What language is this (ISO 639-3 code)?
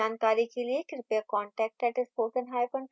hin